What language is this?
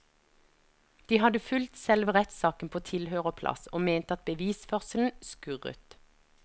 Norwegian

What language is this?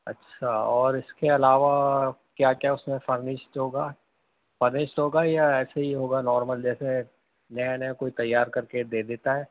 Urdu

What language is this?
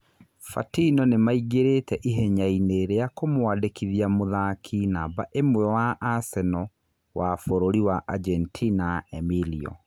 Kikuyu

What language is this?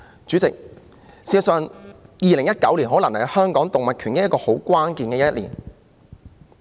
Cantonese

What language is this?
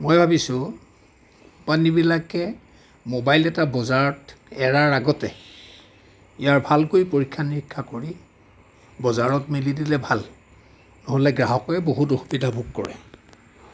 Assamese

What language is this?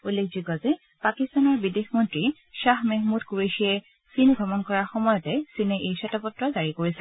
Assamese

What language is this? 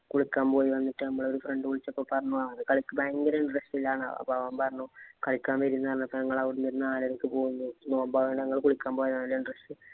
Malayalam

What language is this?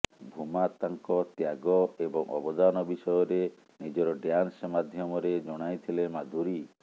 Odia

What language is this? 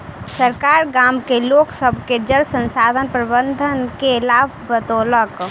Maithili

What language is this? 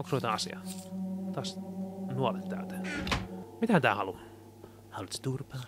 Finnish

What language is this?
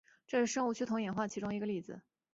Chinese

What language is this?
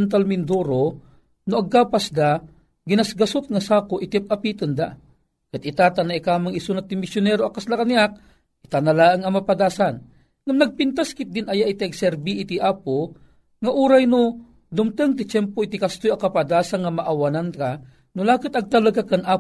Filipino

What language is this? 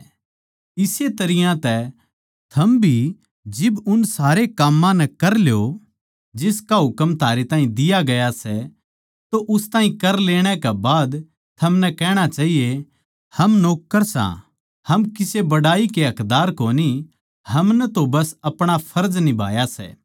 Haryanvi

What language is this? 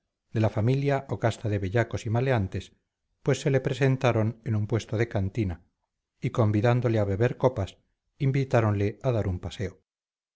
Spanish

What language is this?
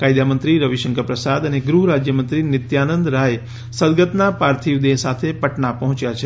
Gujarati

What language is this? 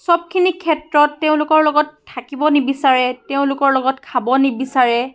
Assamese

